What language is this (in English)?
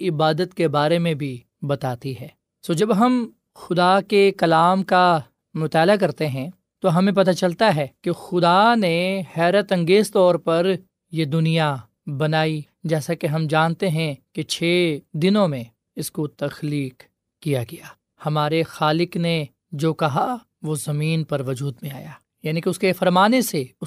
Urdu